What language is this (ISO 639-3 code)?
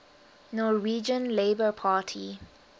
eng